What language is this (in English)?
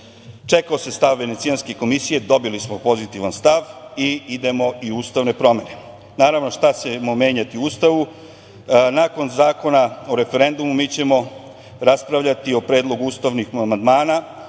Serbian